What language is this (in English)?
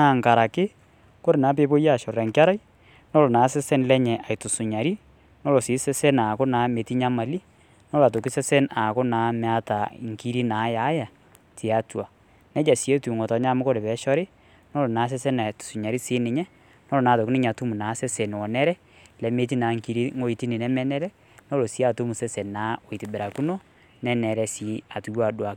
Masai